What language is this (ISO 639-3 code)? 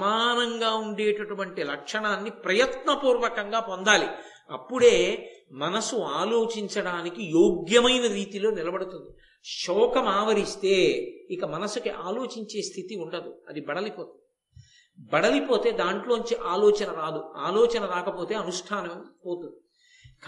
tel